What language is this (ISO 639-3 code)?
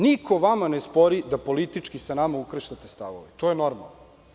srp